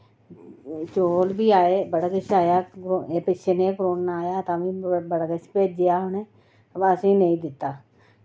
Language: Dogri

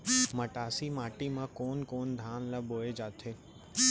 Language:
Chhattisgarhi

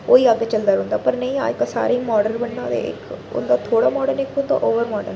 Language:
Dogri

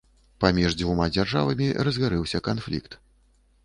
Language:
Belarusian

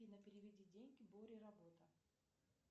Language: Russian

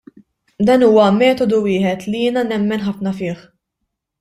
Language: Maltese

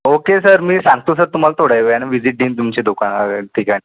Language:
Marathi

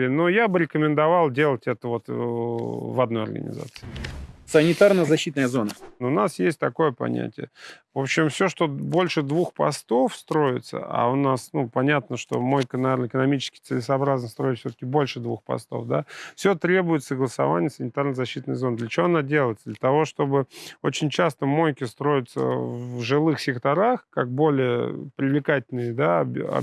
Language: Russian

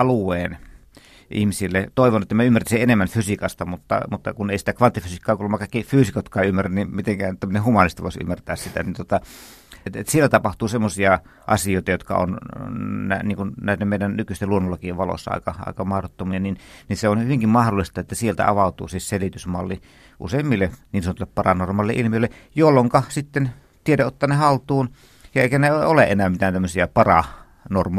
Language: Finnish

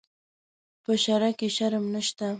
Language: Pashto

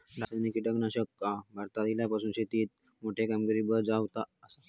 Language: Marathi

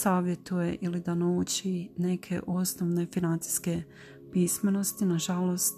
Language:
Croatian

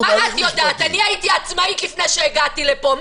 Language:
Hebrew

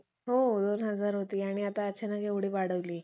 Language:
Marathi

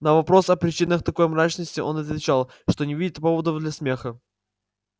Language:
Russian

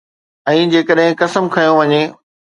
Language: Sindhi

